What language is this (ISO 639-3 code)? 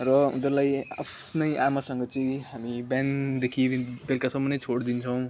nep